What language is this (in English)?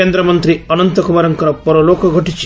Odia